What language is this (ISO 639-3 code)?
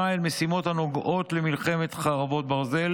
heb